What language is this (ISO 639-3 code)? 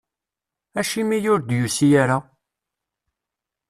kab